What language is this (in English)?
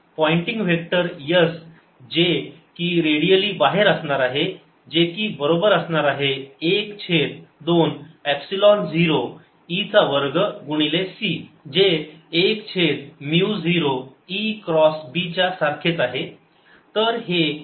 Marathi